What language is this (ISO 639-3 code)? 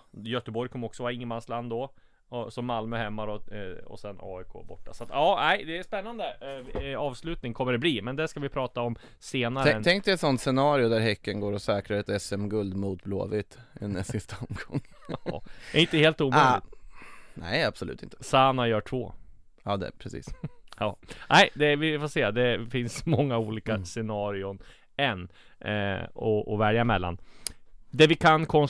swe